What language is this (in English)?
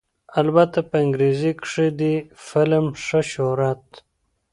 Pashto